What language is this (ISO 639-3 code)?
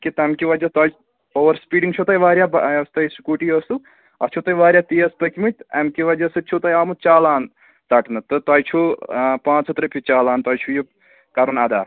kas